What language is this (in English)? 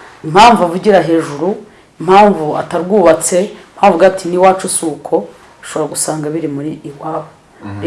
Italian